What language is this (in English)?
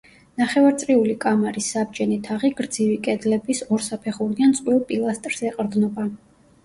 Georgian